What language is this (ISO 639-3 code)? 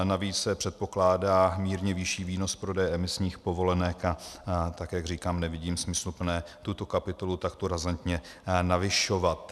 ces